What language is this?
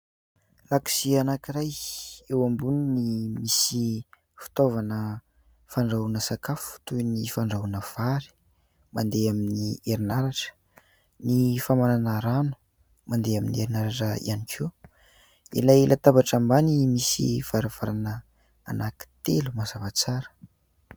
Malagasy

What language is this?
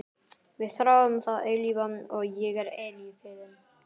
Icelandic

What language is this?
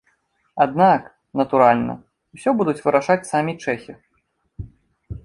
Belarusian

